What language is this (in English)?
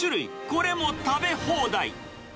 Japanese